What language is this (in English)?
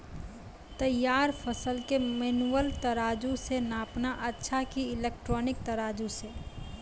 Maithili